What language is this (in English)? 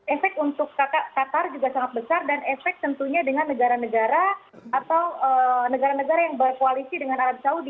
Indonesian